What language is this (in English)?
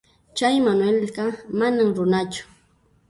Puno Quechua